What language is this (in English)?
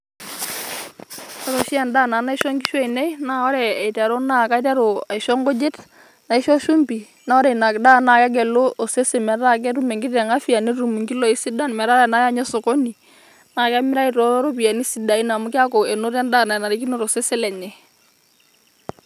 Masai